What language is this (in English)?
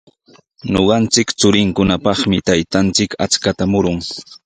Sihuas Ancash Quechua